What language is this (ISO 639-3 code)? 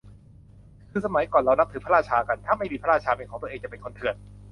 tha